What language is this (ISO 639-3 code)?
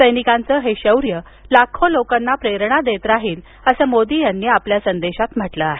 mar